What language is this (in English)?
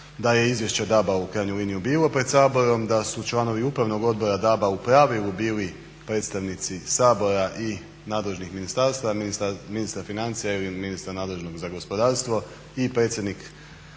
Croatian